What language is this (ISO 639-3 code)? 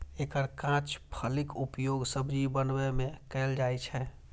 mai